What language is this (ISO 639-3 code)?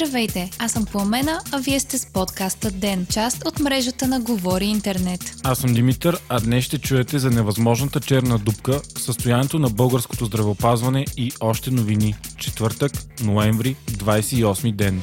bul